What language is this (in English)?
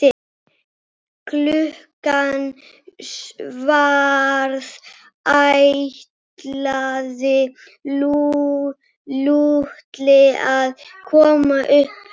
Icelandic